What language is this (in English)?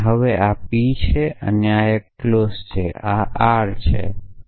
Gujarati